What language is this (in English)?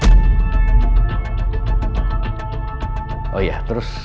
Indonesian